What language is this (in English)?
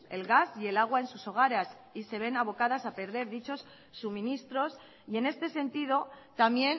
Spanish